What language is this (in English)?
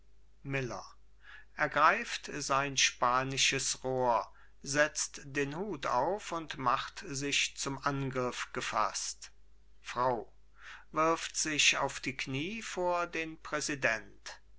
German